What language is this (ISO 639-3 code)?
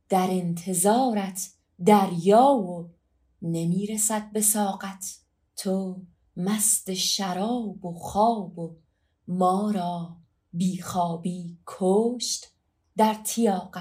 fas